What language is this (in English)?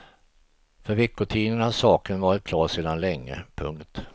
Swedish